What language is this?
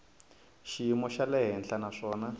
Tsonga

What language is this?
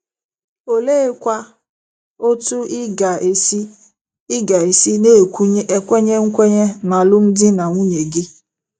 Igbo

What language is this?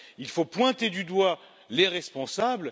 French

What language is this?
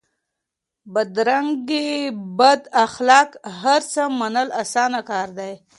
Pashto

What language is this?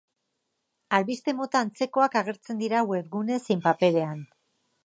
Basque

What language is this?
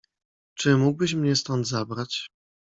Polish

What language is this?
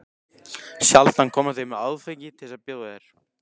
Icelandic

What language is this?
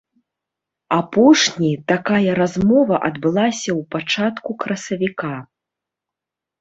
Belarusian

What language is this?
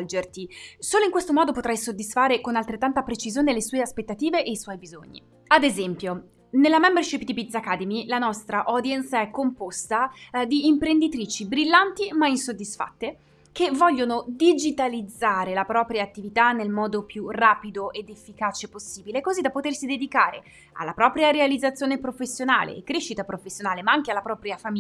Italian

